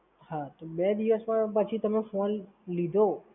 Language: Gujarati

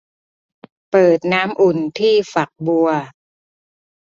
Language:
Thai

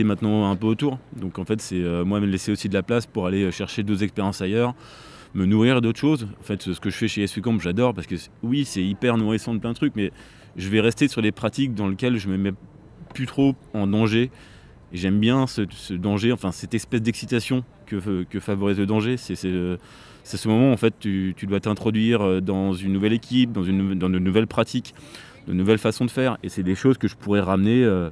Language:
French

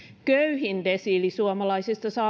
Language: Finnish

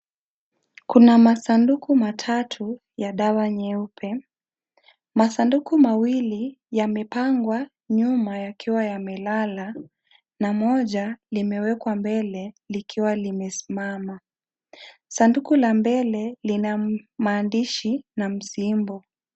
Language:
Swahili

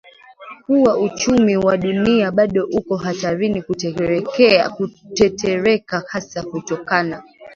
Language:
Swahili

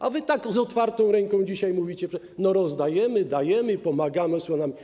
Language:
Polish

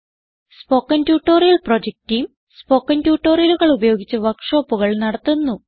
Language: Malayalam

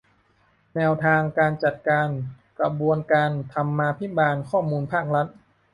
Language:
Thai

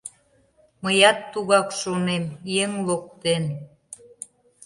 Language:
Mari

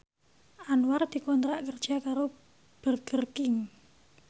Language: Javanese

